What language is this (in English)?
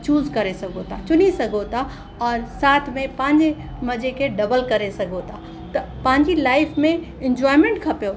Sindhi